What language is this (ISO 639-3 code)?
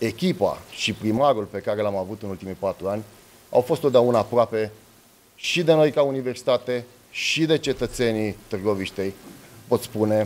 ron